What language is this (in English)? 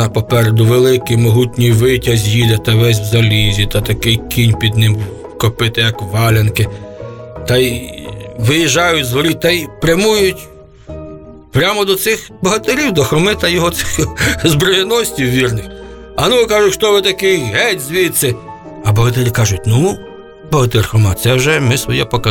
Ukrainian